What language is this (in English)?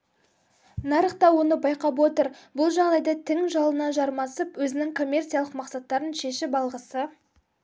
Kazakh